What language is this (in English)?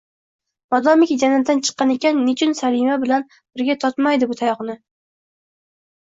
Uzbek